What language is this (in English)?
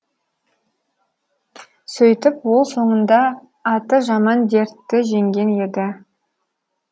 Kazakh